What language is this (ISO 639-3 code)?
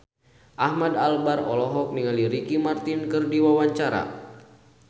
sun